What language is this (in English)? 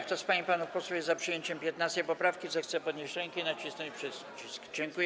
Polish